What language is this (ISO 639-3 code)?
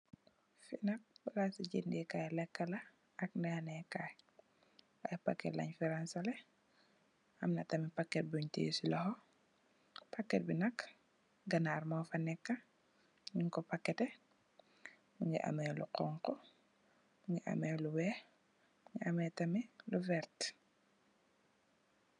wol